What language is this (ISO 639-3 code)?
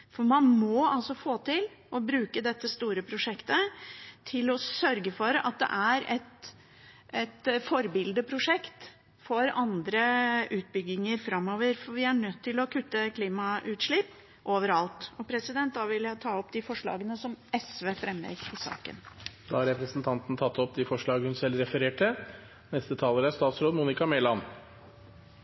nob